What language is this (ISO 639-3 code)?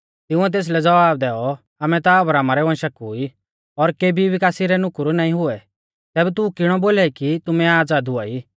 bfz